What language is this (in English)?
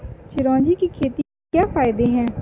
Hindi